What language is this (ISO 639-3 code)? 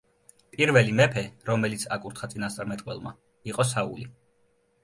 kat